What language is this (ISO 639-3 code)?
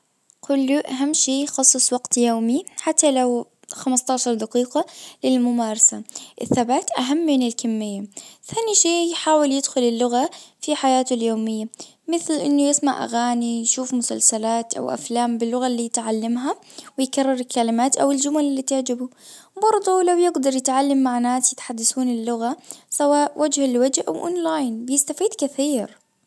ars